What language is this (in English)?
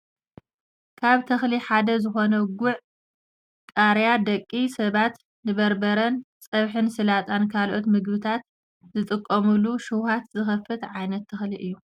Tigrinya